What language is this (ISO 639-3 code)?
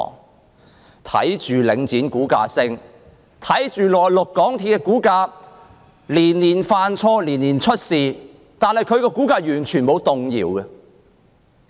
yue